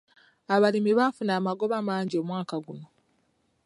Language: Ganda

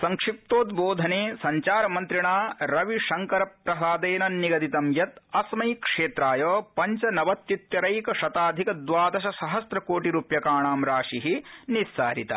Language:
Sanskrit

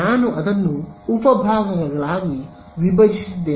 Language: Kannada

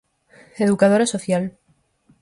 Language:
Galician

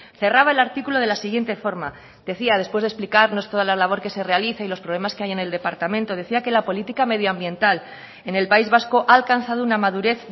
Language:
Spanish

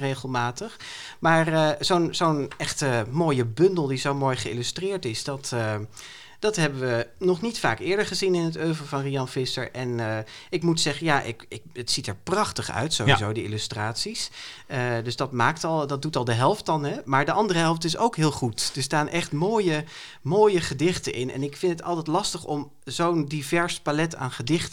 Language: Dutch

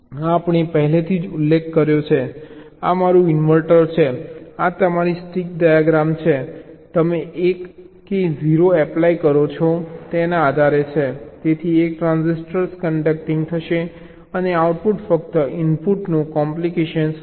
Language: Gujarati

